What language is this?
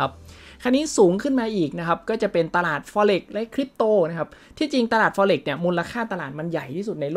Thai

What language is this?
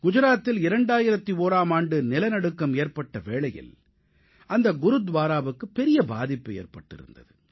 Tamil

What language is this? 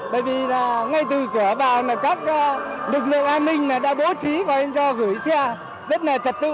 Vietnamese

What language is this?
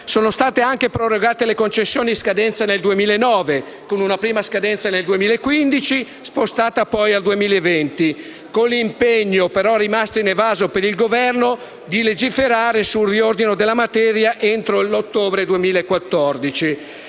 Italian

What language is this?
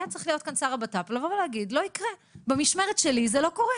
Hebrew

